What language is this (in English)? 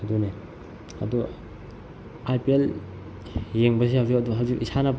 Manipuri